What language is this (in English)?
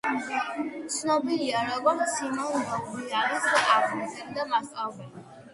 Georgian